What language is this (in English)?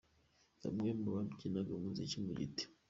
Kinyarwanda